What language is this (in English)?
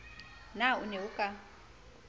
Southern Sotho